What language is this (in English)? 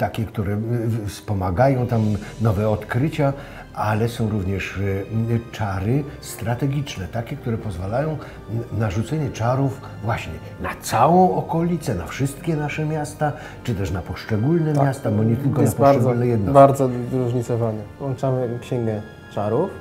Polish